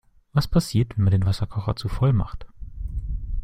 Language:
German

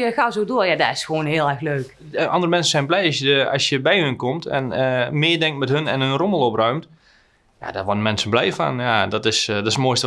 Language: Dutch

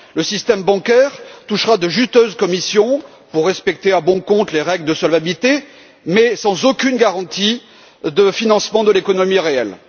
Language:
French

